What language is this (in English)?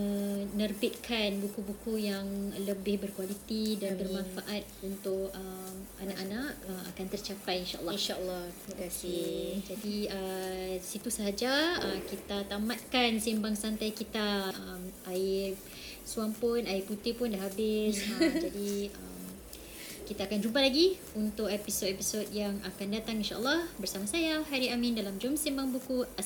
Malay